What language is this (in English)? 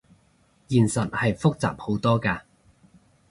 Cantonese